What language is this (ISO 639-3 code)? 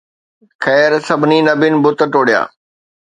snd